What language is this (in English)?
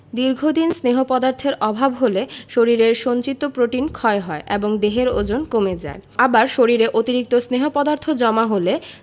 Bangla